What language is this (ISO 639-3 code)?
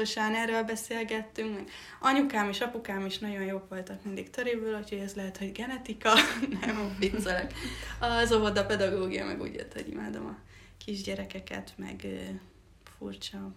hun